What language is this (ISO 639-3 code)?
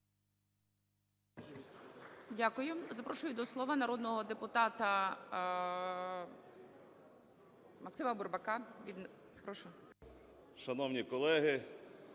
ukr